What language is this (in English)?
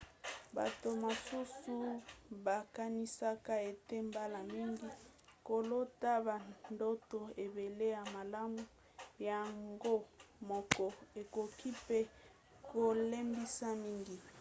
Lingala